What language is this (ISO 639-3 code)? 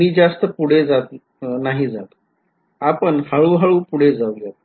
mar